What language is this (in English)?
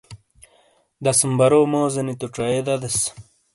Shina